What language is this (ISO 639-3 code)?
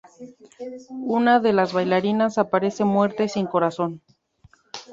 spa